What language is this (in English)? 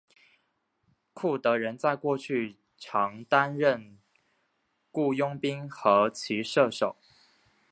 Chinese